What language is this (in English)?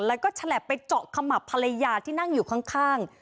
Thai